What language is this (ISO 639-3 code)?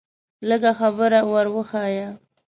pus